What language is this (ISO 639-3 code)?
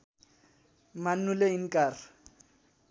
nep